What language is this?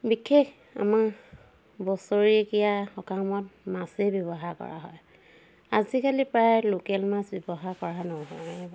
Assamese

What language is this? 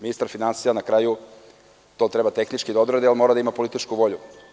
Serbian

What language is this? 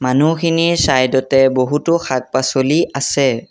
Assamese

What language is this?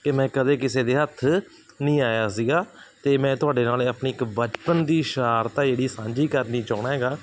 Punjabi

